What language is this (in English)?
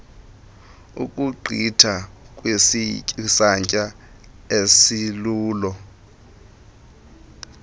Xhosa